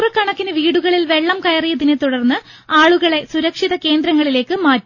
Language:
Malayalam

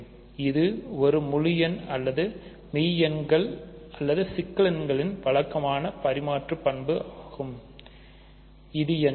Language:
Tamil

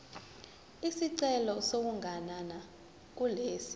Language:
Zulu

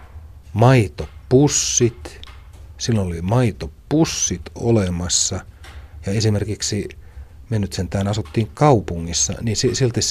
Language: Finnish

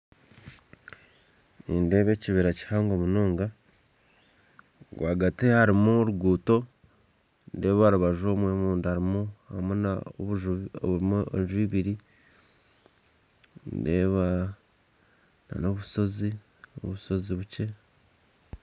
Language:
Nyankole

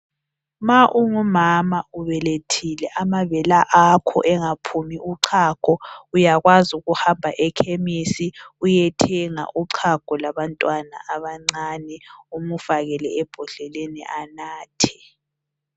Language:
North Ndebele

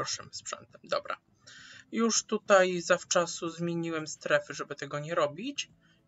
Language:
Polish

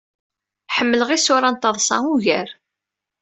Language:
Kabyle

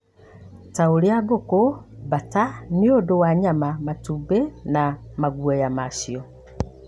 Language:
Kikuyu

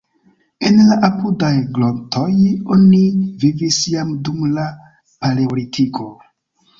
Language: Esperanto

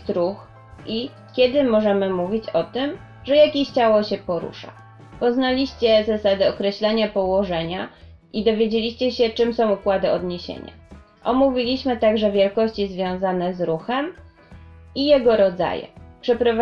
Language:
Polish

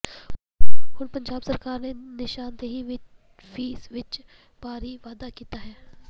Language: Punjabi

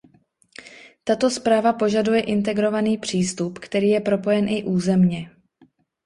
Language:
Czech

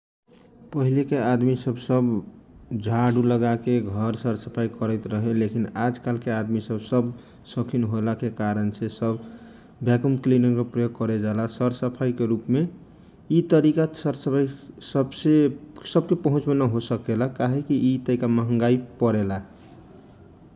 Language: Kochila Tharu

